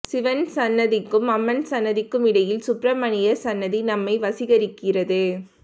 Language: Tamil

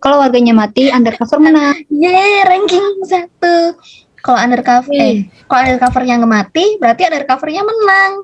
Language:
Indonesian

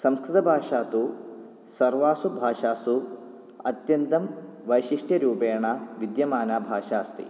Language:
Sanskrit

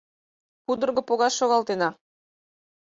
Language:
Mari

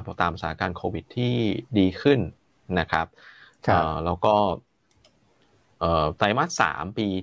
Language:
Thai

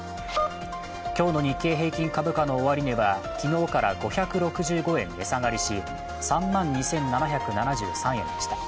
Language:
Japanese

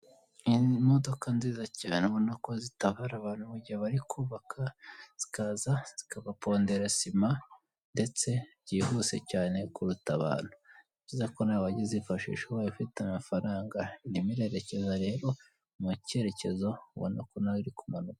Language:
Kinyarwanda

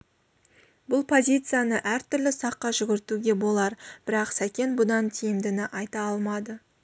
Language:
Kazakh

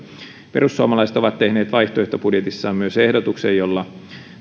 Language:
Finnish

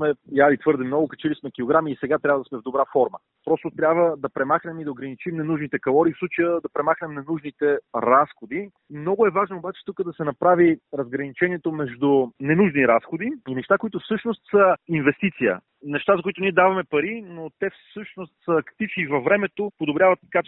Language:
Bulgarian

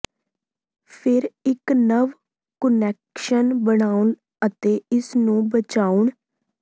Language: Punjabi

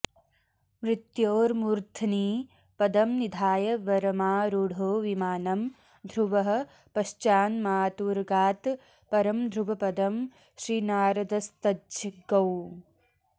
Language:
Sanskrit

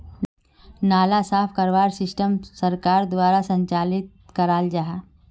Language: Magahi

